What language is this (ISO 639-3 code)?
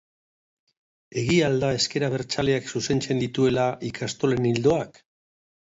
eus